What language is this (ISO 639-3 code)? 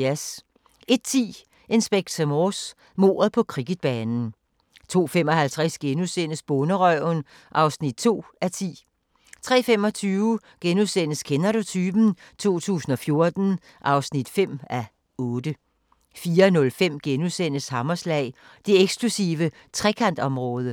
dan